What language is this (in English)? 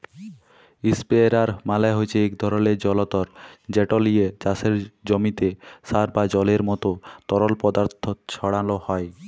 Bangla